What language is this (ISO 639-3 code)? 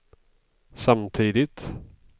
swe